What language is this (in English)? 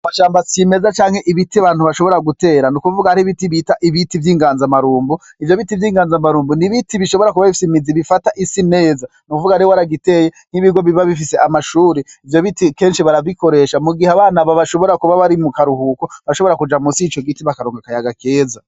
Rundi